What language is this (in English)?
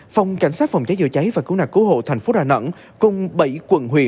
Vietnamese